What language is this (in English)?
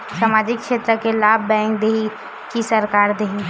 Chhattisgarhi